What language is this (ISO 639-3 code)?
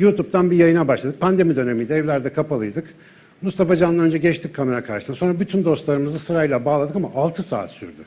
tur